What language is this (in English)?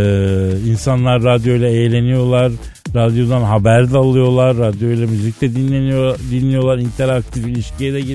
Turkish